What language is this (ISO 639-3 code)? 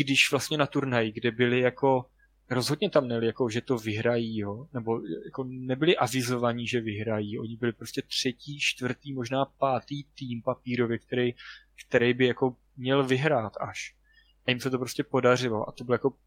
ces